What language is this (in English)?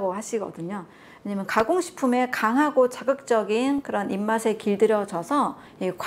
Korean